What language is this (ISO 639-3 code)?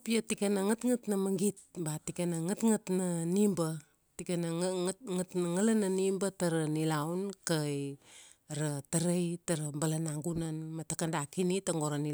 ksd